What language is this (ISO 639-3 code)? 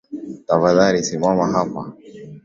swa